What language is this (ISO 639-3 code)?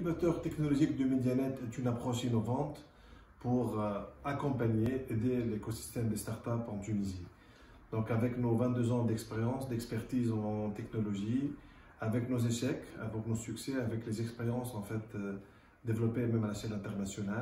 fra